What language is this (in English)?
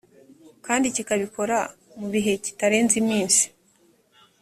Kinyarwanda